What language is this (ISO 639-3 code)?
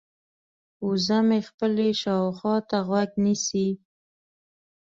pus